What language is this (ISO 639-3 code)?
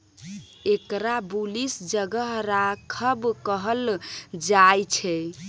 mai